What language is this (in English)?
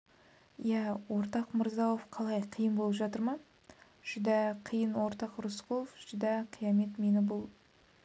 Kazakh